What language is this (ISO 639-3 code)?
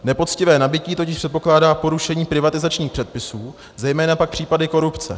ces